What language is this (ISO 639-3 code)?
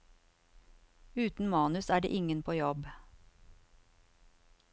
nor